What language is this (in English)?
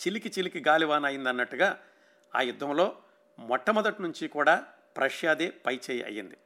Telugu